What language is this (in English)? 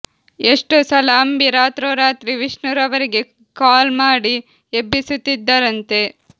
Kannada